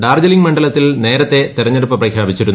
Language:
Malayalam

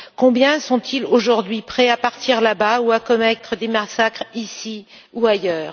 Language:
French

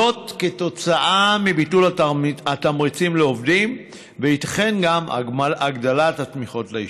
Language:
Hebrew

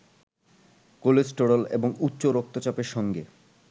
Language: Bangla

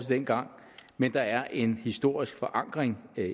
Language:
Danish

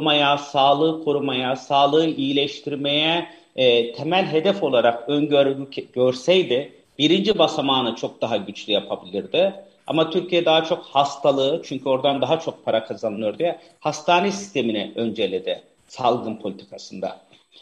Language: Turkish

